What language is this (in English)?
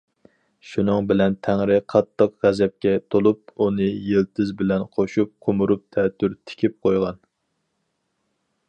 Uyghur